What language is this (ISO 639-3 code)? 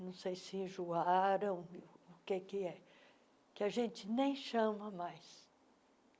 por